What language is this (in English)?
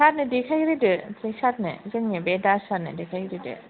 Bodo